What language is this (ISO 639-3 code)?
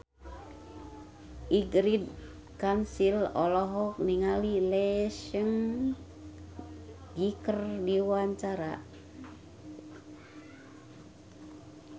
sun